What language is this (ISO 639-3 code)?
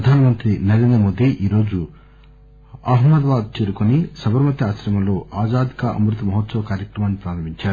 tel